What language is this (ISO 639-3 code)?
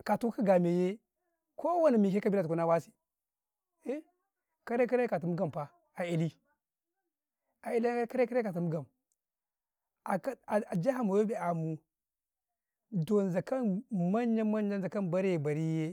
kai